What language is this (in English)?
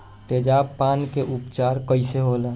Bhojpuri